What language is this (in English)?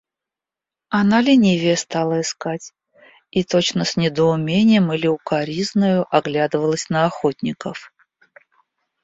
Russian